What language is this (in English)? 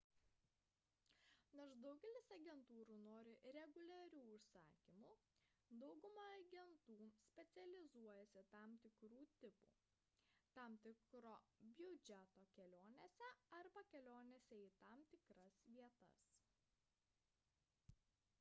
Lithuanian